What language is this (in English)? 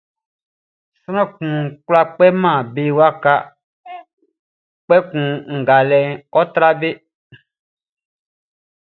Baoulé